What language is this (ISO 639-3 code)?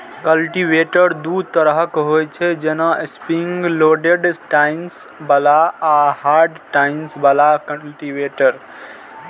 mai